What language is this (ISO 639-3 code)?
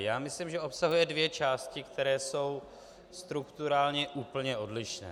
ces